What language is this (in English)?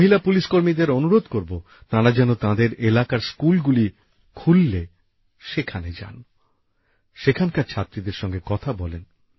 Bangla